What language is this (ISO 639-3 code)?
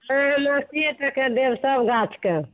mai